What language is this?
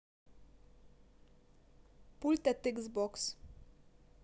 Russian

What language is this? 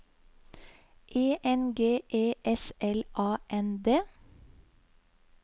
Norwegian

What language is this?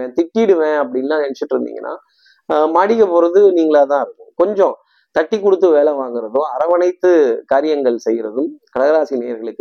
Tamil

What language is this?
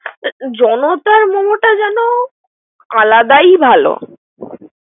Bangla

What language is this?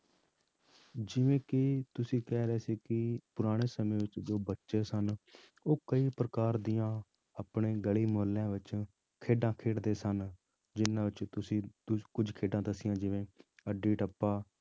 Punjabi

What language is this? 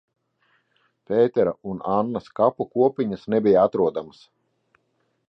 Latvian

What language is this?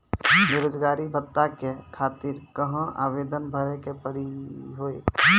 Maithili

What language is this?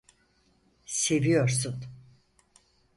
Turkish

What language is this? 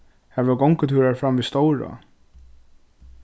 Faroese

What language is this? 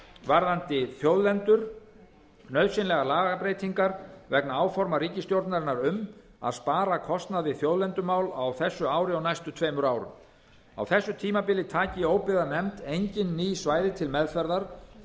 Icelandic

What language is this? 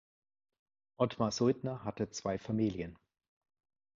German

